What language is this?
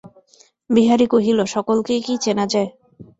Bangla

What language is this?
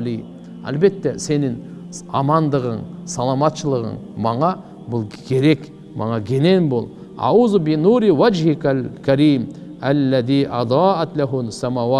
Turkish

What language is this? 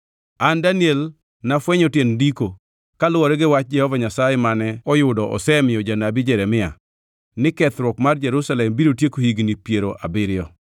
Luo (Kenya and Tanzania)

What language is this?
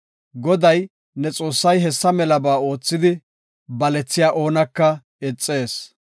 Gofa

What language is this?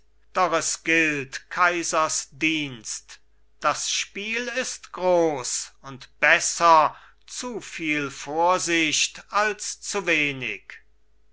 German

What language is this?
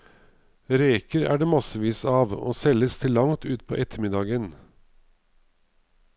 Norwegian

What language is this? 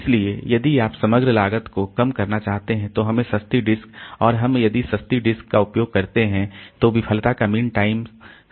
Hindi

